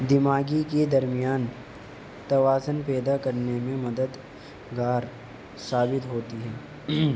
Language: Urdu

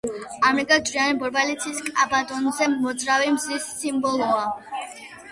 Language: Georgian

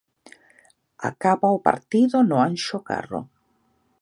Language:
Galician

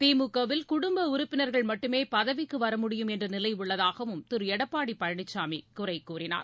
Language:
Tamil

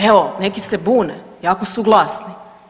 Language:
Croatian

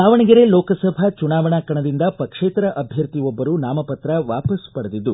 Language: Kannada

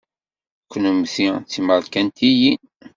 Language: Kabyle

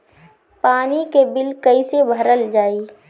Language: Bhojpuri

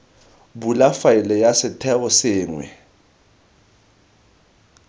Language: Tswana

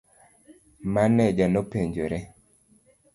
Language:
Luo (Kenya and Tanzania)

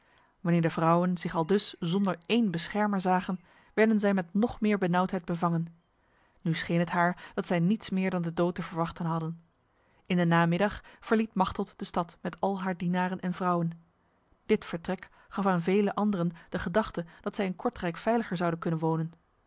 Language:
Dutch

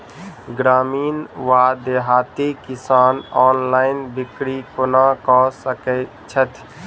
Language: Maithili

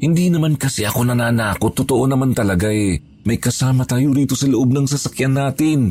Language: Filipino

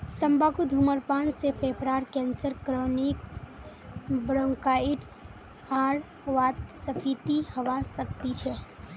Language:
Magahi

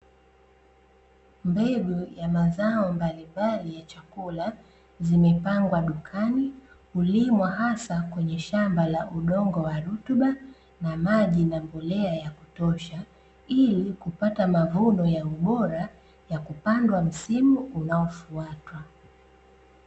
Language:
Swahili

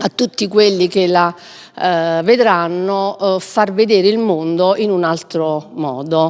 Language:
Italian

